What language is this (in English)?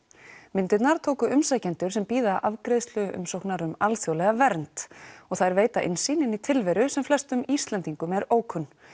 Icelandic